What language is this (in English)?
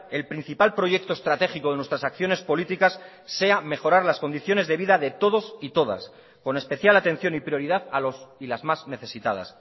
Spanish